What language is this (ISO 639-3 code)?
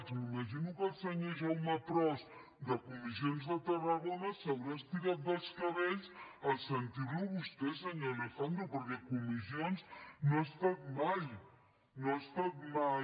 cat